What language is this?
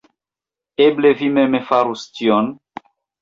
Esperanto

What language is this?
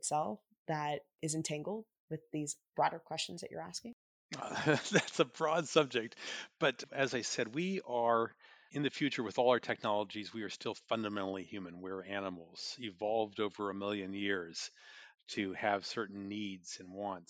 English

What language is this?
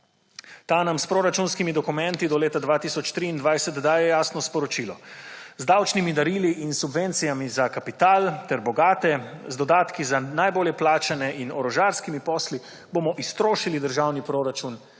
Slovenian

